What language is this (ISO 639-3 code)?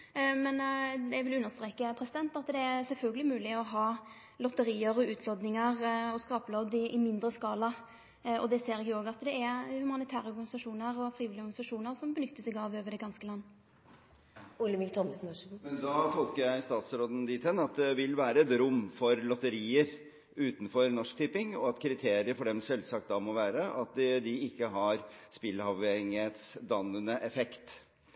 nor